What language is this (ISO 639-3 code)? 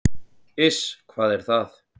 isl